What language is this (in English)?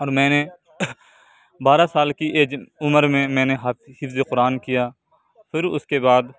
Urdu